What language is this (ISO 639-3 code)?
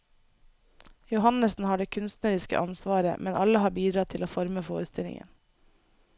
nor